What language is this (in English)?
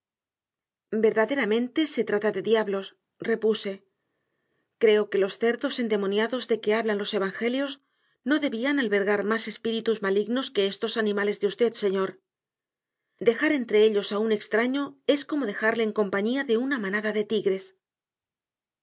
Spanish